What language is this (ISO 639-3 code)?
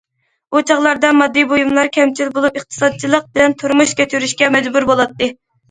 uig